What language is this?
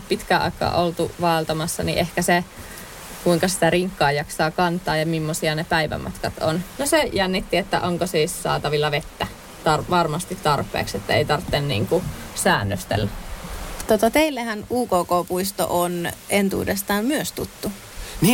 Finnish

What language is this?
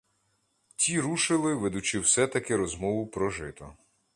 Ukrainian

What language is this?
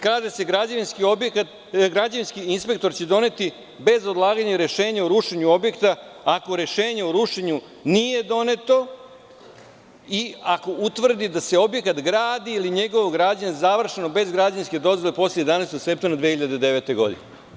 Serbian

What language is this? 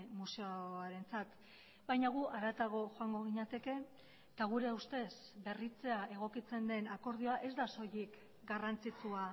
Basque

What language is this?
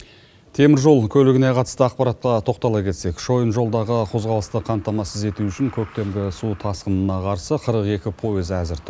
Kazakh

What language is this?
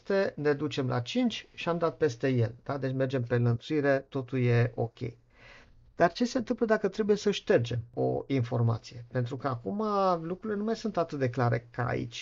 Romanian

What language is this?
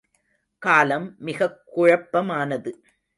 Tamil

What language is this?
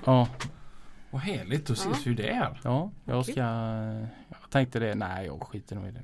Swedish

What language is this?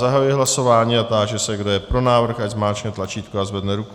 Czech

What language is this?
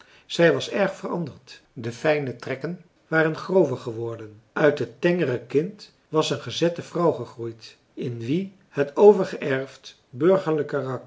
Dutch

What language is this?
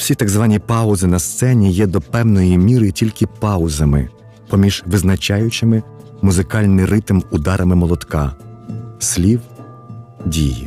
Ukrainian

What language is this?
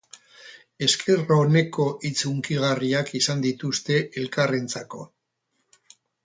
Basque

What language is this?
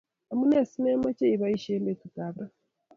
Kalenjin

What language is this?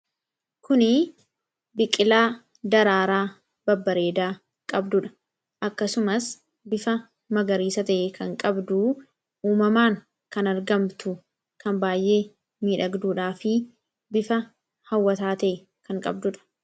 Oromo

